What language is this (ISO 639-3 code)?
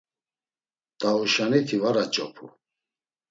lzz